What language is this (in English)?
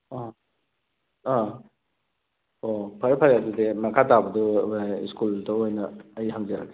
Manipuri